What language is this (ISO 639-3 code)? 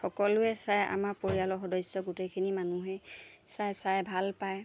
asm